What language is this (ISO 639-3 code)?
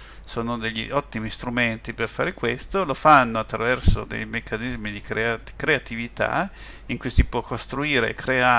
ita